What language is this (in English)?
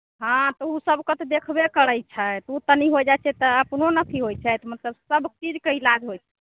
Maithili